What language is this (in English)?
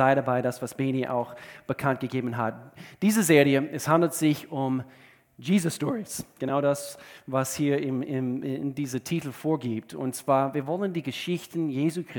German